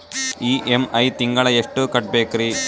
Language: Kannada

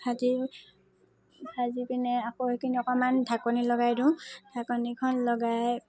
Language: Assamese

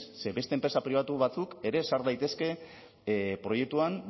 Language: Basque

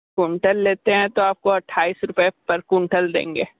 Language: Hindi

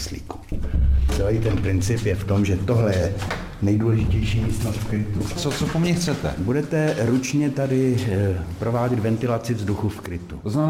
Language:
Czech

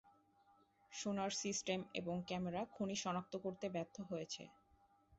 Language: Bangla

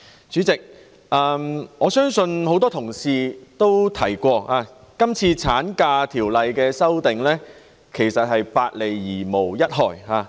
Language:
Cantonese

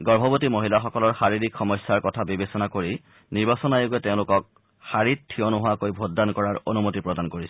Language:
Assamese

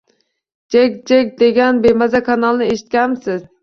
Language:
Uzbek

